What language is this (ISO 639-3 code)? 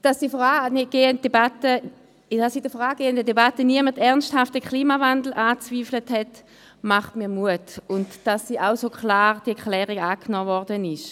gsw